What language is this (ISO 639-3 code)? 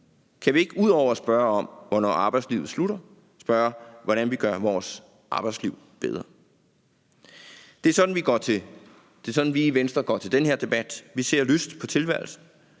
dan